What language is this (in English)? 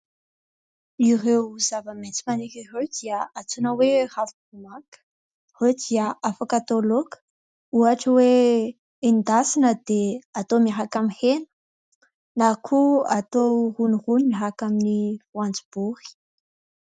Malagasy